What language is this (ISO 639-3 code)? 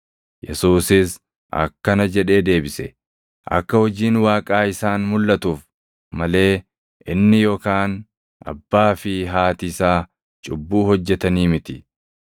orm